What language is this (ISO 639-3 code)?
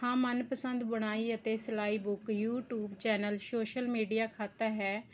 pan